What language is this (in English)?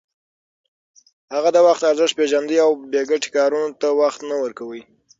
Pashto